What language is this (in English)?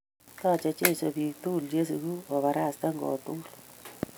Kalenjin